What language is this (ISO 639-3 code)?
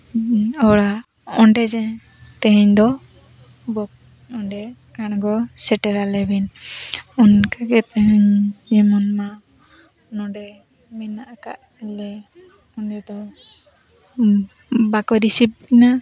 sat